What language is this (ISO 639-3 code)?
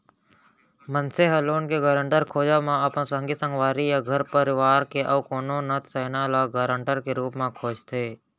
hne